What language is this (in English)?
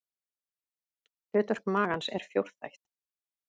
Icelandic